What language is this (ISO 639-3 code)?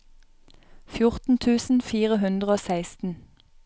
nor